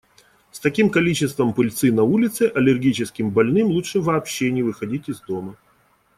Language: Russian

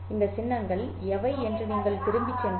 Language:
Tamil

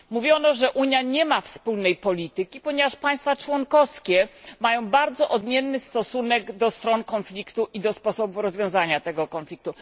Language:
Polish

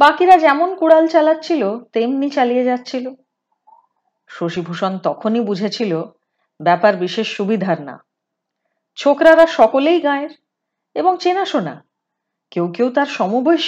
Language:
Hindi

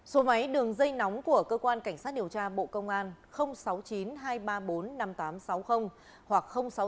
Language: Vietnamese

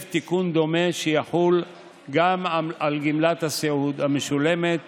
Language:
Hebrew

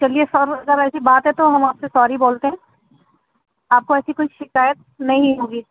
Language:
Urdu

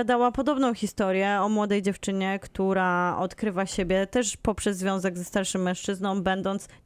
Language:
Polish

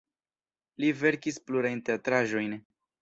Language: Esperanto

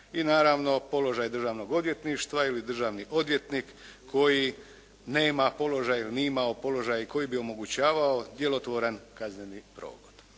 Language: Croatian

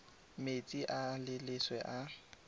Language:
Tswana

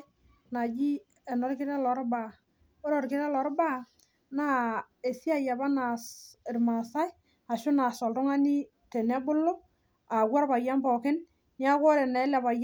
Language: Masai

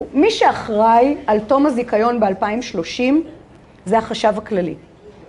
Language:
Hebrew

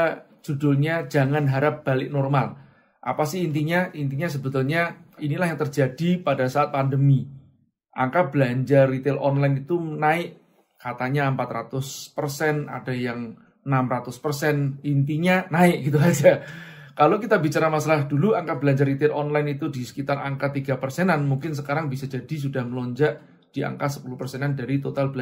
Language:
Indonesian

